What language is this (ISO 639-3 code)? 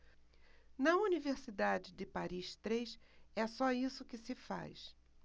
por